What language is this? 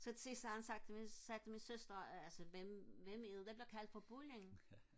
Danish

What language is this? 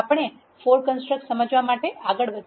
Gujarati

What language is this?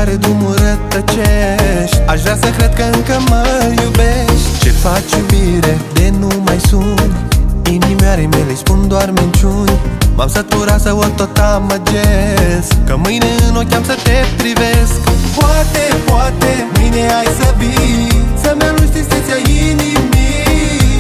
Romanian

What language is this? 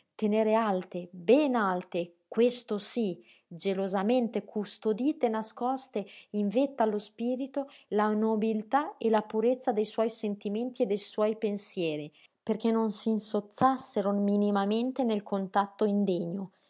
Italian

